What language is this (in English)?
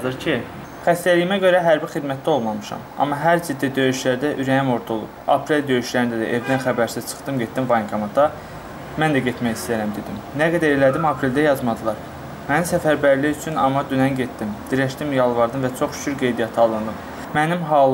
Turkish